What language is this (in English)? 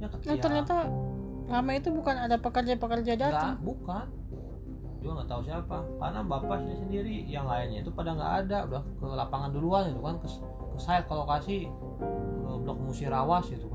Indonesian